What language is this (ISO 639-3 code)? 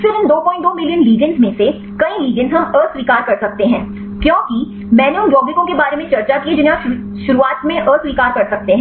hin